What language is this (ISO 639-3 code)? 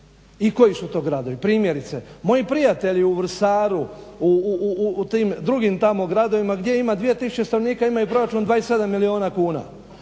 hrv